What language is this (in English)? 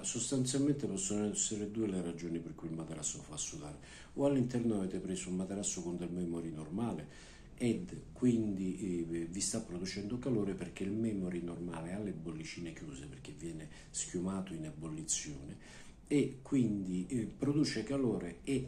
Italian